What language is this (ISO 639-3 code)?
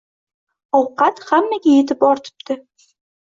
uzb